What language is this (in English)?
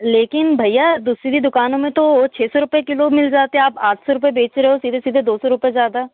Hindi